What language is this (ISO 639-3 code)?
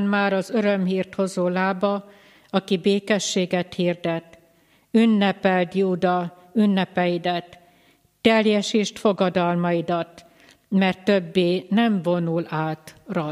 hun